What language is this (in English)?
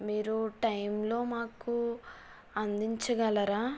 Telugu